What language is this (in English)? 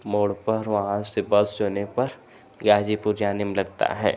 Hindi